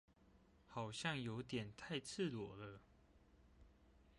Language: Chinese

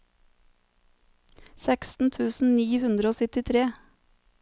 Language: Norwegian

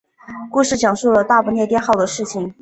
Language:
Chinese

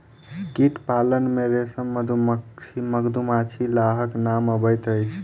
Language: Maithili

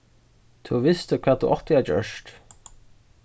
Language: Faroese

